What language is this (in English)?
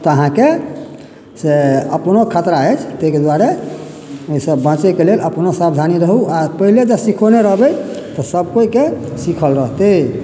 Maithili